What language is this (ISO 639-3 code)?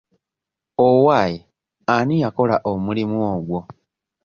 lug